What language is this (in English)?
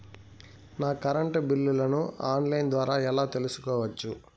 Telugu